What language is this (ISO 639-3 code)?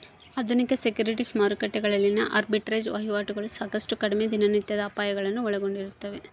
kan